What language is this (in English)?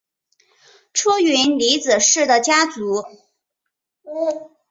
Chinese